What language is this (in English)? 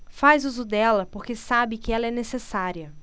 Portuguese